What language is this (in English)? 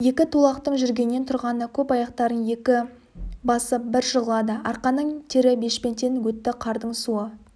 Kazakh